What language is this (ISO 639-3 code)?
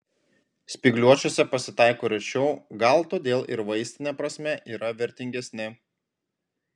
lit